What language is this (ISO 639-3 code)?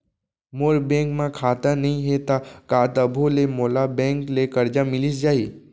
hne